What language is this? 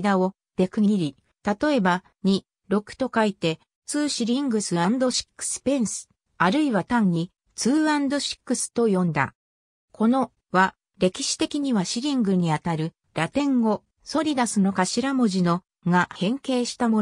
Japanese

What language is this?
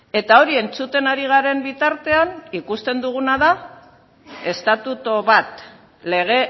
Basque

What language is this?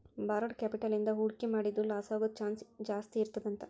Kannada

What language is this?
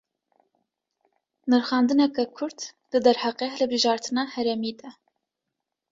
Kurdish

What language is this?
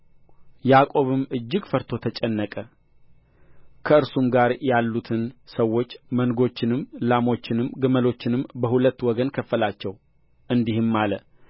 Amharic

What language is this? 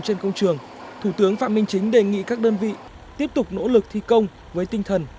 Vietnamese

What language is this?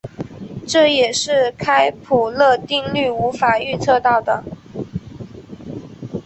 Chinese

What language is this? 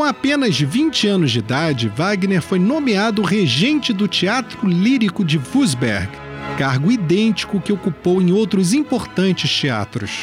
Portuguese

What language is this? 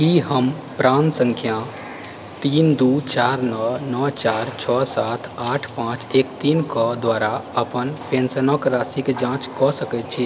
Maithili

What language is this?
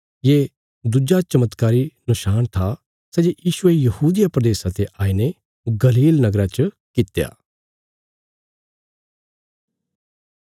Bilaspuri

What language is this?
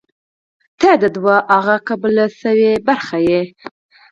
Pashto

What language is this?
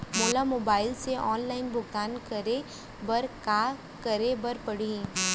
Chhattisgarhi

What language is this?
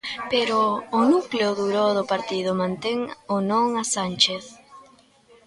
Galician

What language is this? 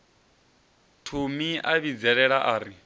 Venda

